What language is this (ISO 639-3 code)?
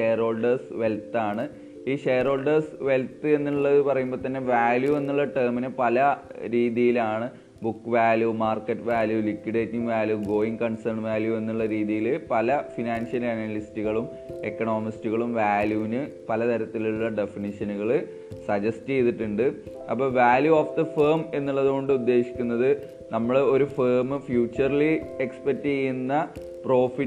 mal